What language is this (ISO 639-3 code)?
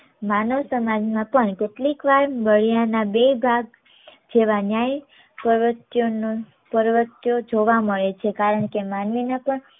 guj